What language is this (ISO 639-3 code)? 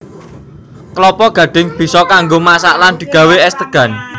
jav